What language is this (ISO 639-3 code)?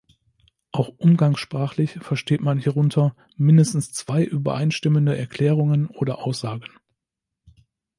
deu